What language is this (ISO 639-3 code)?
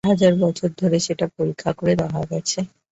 ben